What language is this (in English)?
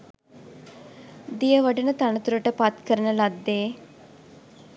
Sinhala